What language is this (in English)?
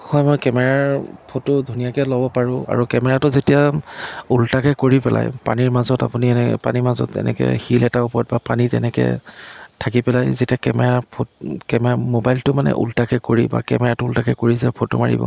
Assamese